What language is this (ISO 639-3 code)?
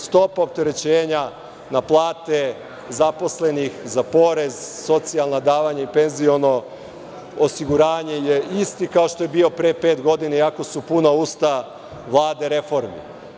srp